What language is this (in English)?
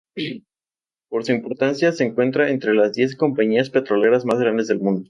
Spanish